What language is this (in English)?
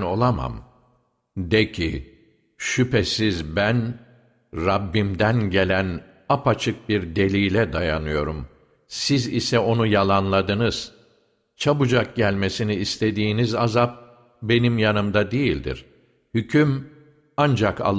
Turkish